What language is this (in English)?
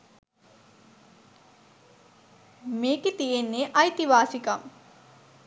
Sinhala